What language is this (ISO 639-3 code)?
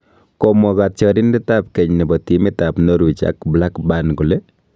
kln